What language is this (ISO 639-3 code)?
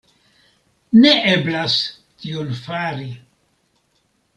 epo